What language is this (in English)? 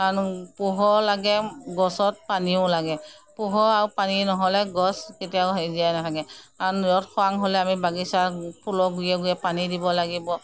Assamese